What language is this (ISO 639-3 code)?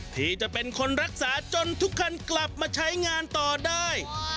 tha